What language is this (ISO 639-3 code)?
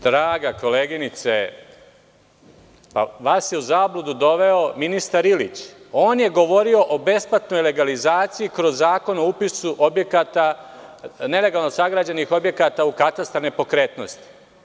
srp